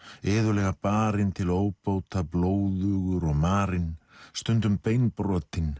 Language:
Icelandic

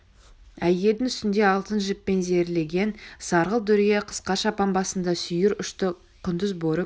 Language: Kazakh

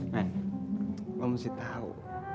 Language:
Indonesian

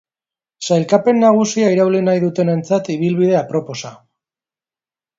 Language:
Basque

